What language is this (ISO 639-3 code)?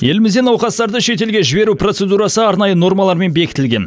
kaz